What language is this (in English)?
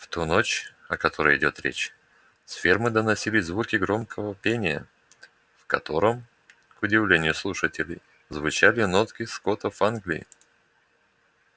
Russian